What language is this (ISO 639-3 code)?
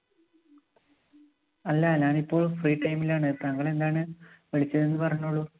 mal